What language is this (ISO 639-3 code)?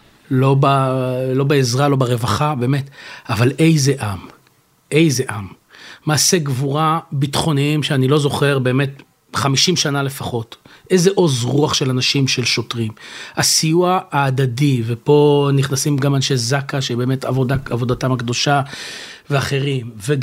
heb